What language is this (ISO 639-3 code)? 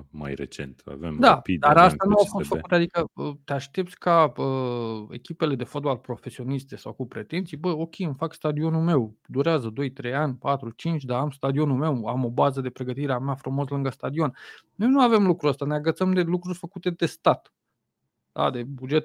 ron